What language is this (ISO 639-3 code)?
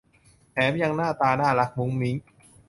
tha